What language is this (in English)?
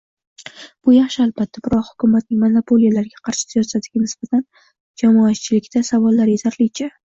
Uzbek